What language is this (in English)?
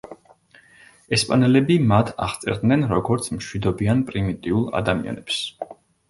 Georgian